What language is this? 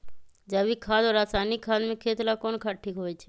Magahi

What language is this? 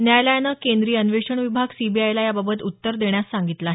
Marathi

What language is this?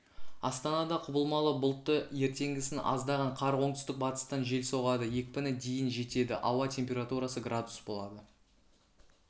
Kazakh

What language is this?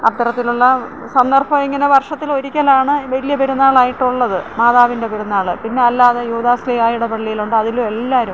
Malayalam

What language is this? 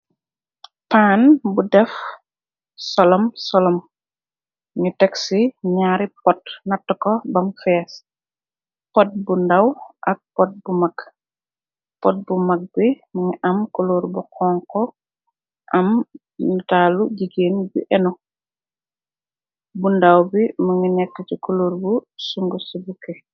Wolof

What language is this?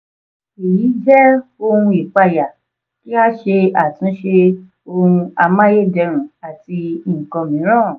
Yoruba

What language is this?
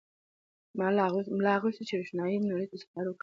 Pashto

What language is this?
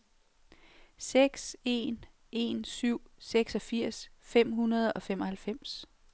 Danish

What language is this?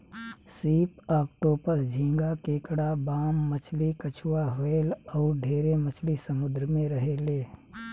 Bhojpuri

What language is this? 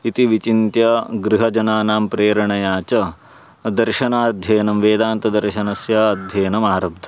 Sanskrit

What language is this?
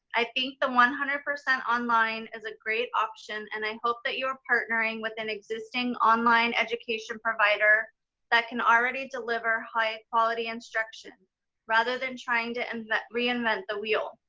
English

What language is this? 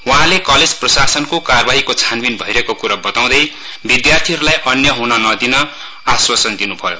Nepali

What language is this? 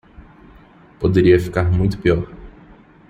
Portuguese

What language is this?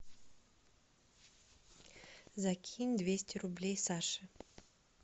Russian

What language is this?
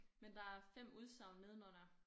Danish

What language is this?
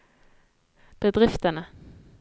Norwegian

